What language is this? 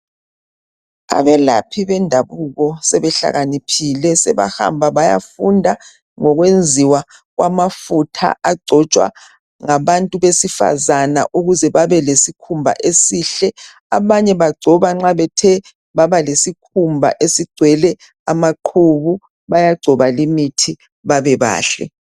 North Ndebele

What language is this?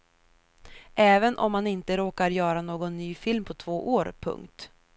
Swedish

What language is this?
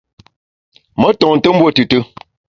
Bamun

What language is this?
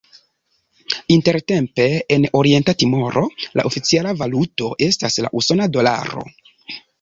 Esperanto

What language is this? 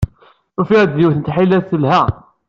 Kabyle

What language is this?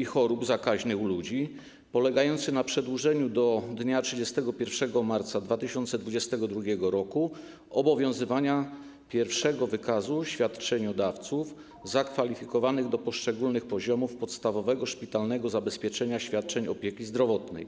Polish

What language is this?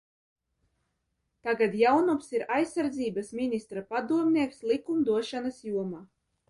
Latvian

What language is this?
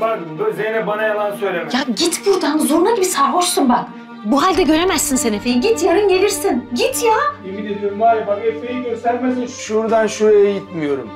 Turkish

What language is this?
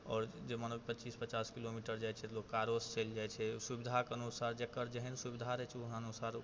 Maithili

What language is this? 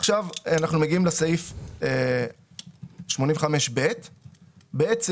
Hebrew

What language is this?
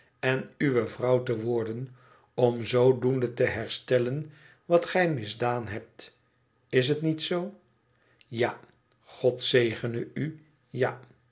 Dutch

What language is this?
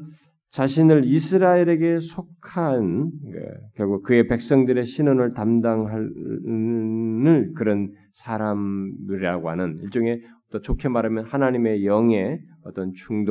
Korean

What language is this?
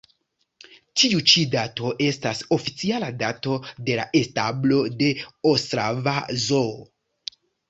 Esperanto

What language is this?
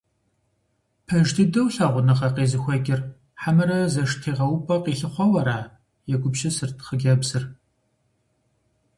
Kabardian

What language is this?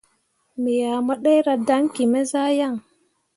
Mundang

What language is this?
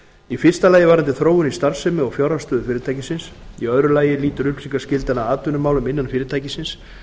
Icelandic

